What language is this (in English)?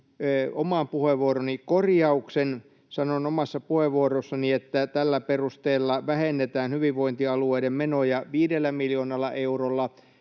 Finnish